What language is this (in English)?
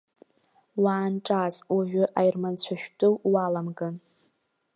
Abkhazian